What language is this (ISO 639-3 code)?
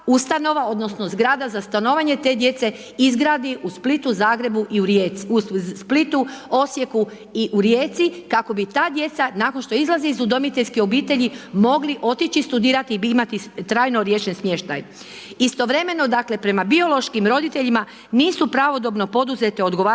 hrv